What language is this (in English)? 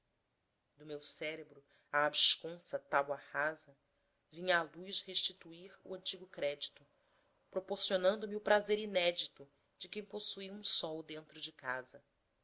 Portuguese